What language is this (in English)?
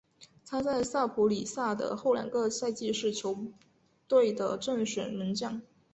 Chinese